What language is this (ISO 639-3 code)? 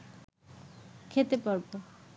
ben